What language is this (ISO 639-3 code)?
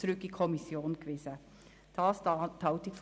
gsw